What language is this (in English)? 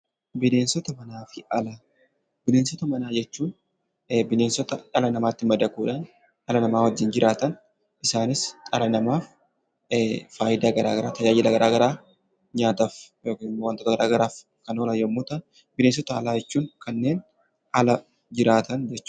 Oromo